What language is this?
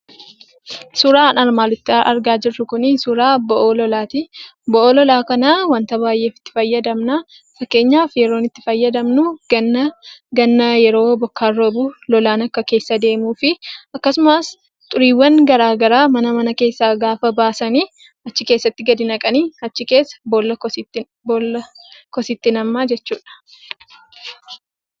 Oromo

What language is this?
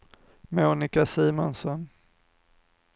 Swedish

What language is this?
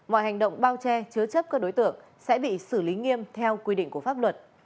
Vietnamese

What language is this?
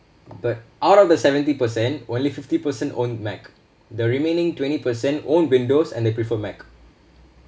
English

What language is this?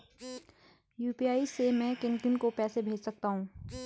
Hindi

